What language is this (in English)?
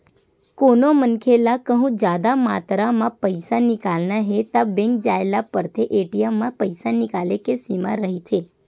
Chhattisgarhi